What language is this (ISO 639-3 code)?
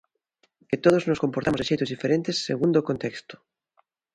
glg